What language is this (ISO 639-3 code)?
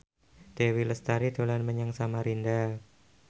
jav